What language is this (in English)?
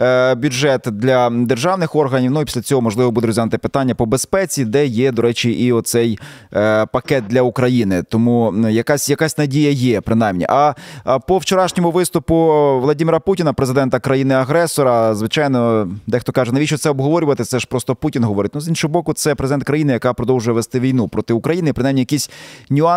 Ukrainian